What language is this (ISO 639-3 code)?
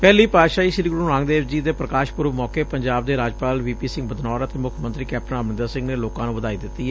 pan